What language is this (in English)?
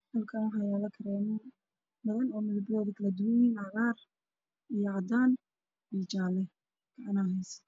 Somali